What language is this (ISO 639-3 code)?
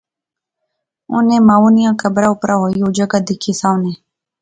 phr